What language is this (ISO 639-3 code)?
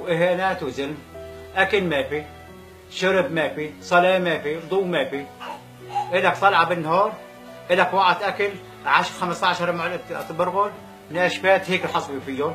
ara